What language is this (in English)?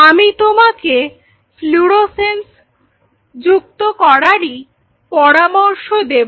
Bangla